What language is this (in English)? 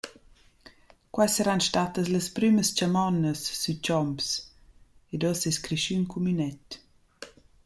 Romansh